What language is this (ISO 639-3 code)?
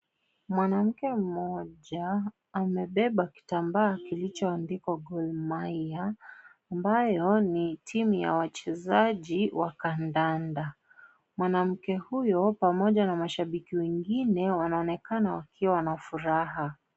swa